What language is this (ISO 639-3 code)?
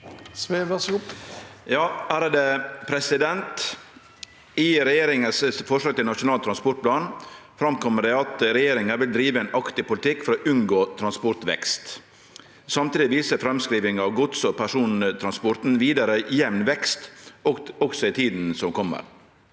nor